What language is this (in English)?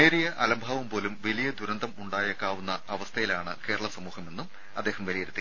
Malayalam